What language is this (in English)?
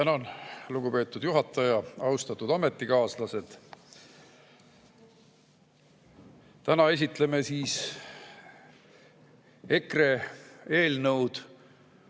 Estonian